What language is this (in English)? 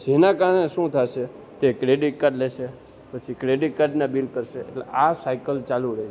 Gujarati